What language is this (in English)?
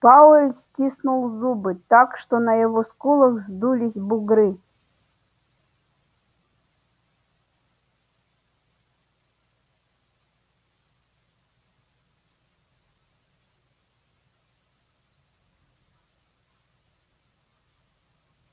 Russian